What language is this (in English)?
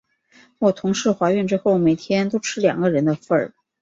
Chinese